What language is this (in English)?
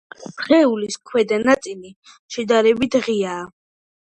Georgian